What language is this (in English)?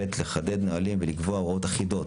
Hebrew